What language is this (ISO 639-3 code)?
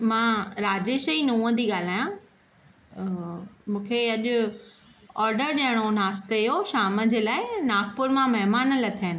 snd